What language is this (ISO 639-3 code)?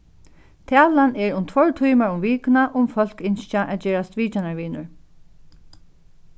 fao